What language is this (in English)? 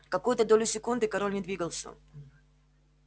Russian